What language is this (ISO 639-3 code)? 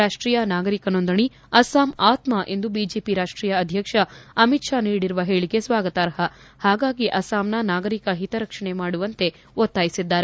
kan